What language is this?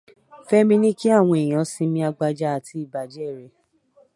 Yoruba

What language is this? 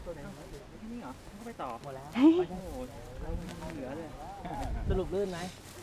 Thai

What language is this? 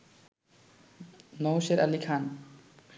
Bangla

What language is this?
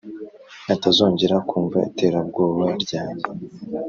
Kinyarwanda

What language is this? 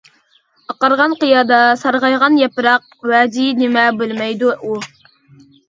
Uyghur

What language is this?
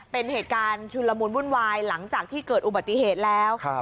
Thai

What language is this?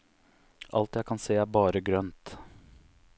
Norwegian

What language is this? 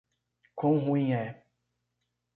Portuguese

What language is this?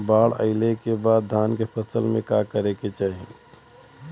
Bhojpuri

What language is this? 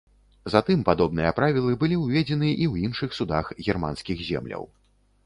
Belarusian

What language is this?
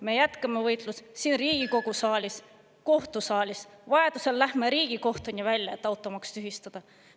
Estonian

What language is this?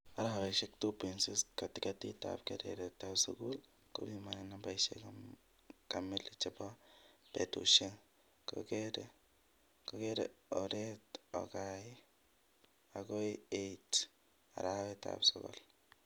Kalenjin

